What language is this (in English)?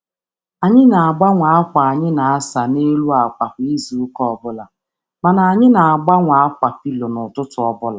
Igbo